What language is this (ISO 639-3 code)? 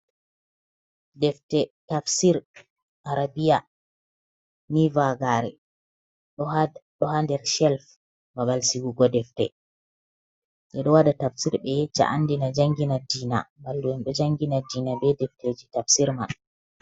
ful